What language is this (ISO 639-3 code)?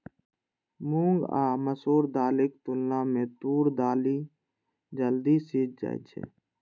mai